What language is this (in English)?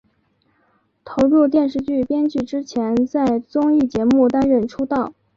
Chinese